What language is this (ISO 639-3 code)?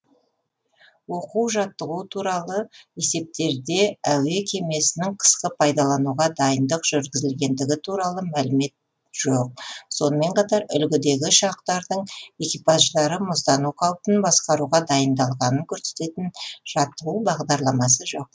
kaz